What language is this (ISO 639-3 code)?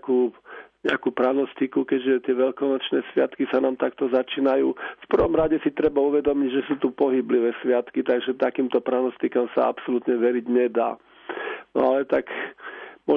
slk